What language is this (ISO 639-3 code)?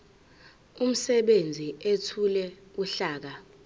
zul